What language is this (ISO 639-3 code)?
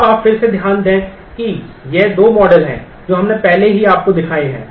hin